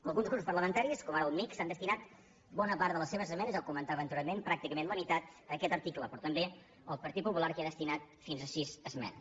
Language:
Catalan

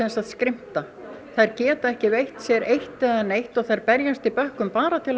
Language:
Icelandic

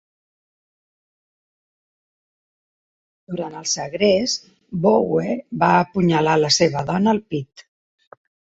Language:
Catalan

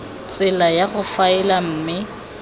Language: Tswana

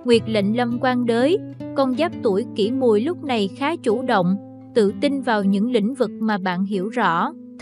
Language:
Vietnamese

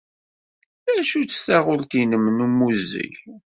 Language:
Kabyle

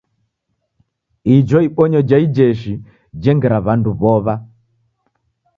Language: Taita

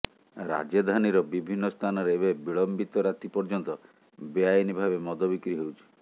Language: Odia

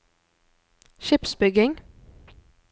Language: Norwegian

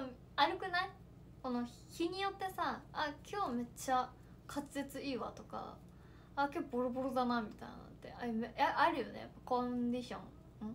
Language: Japanese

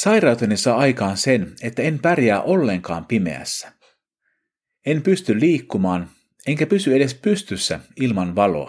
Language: Finnish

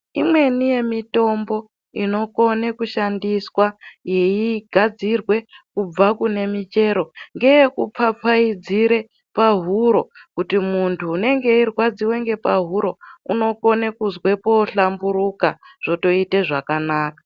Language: Ndau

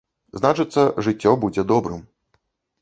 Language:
Belarusian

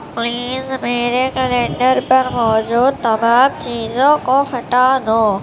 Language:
Urdu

